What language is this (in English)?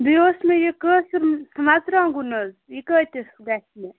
Kashmiri